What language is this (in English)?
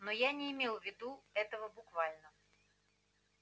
Russian